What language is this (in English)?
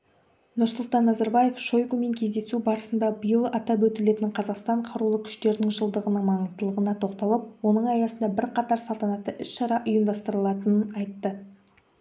Kazakh